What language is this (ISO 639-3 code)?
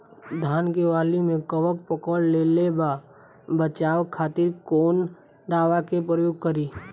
bho